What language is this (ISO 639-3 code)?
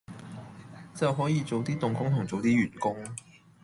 yue